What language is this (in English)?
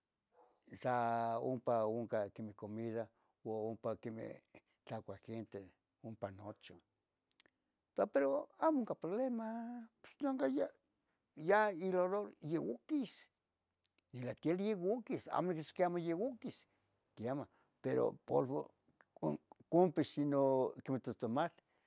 Tetelcingo Nahuatl